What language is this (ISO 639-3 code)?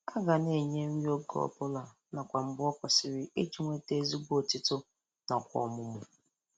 ibo